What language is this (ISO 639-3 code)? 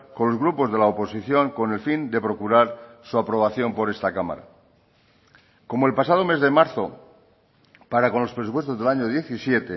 spa